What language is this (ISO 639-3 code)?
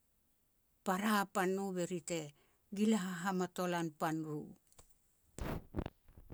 pex